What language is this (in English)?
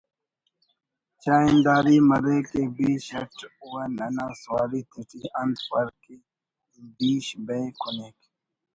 Brahui